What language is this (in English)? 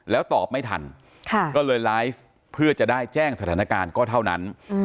Thai